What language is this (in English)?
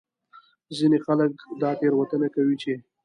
Pashto